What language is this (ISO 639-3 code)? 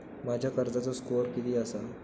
mar